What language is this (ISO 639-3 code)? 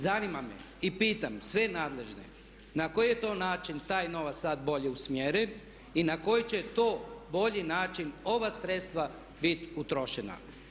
hrv